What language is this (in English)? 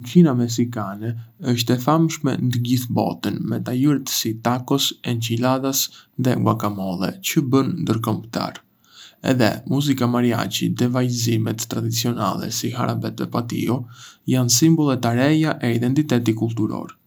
Arbëreshë Albanian